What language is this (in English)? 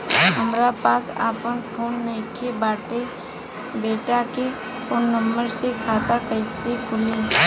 Bhojpuri